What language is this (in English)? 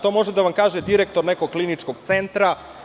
Serbian